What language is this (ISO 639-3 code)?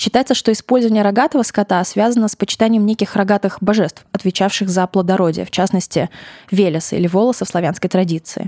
rus